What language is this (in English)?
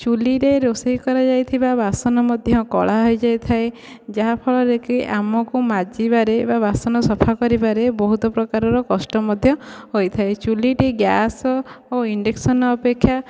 Odia